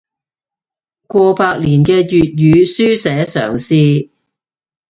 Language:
Cantonese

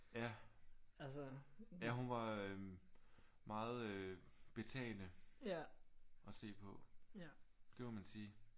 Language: Danish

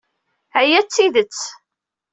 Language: Kabyle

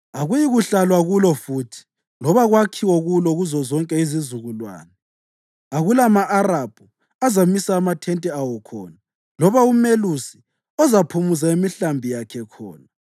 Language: North Ndebele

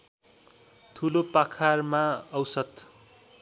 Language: Nepali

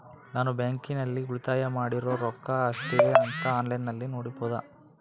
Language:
Kannada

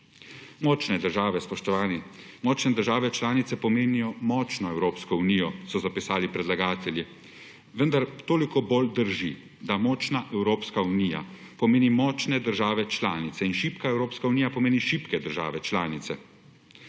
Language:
Slovenian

